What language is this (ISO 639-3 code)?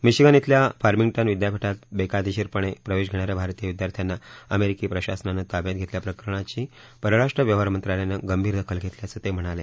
mar